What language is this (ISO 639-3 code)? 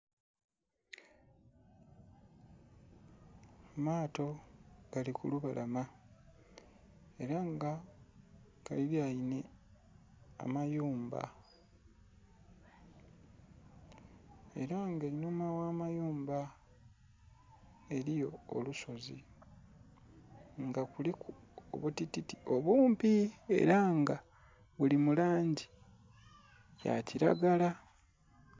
xog